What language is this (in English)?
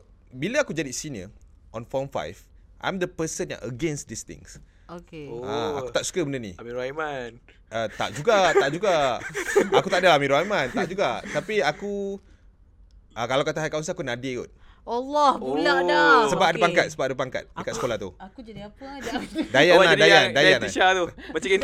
Malay